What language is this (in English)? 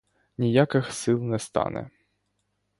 Ukrainian